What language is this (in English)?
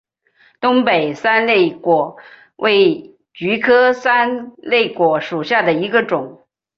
Chinese